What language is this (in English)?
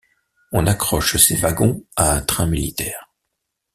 French